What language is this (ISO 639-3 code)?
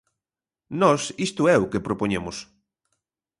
glg